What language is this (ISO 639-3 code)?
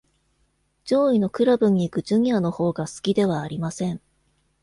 jpn